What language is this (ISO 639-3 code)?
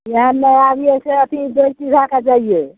mai